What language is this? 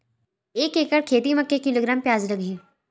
Chhattisgarhi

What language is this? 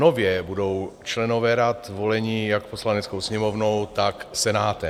Czech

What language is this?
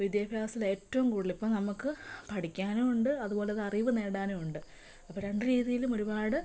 Malayalam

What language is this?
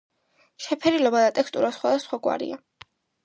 Georgian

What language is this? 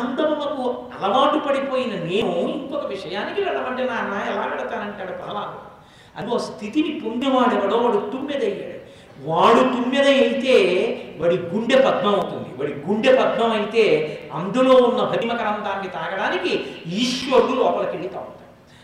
Telugu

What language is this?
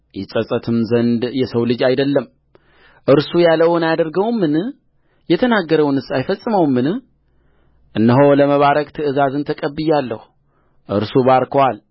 Amharic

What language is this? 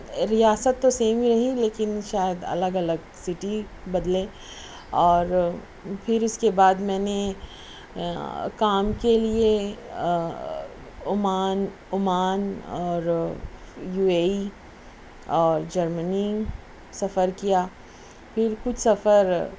Urdu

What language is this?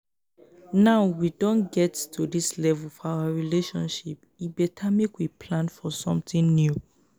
Nigerian Pidgin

